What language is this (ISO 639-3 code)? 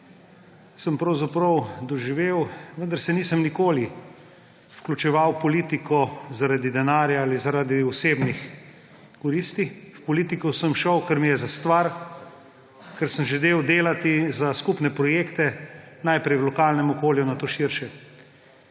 slv